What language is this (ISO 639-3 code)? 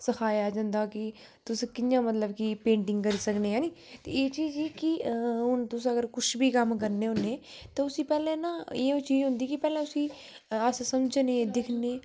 doi